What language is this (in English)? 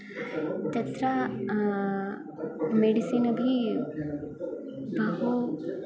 Sanskrit